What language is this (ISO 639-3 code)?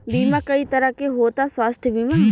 bho